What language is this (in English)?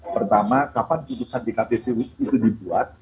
Indonesian